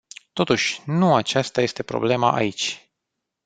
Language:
Romanian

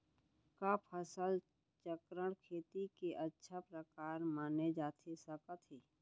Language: Chhattisgarhi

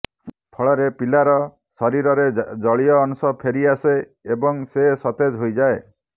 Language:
Odia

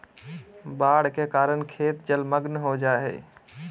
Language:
Magahi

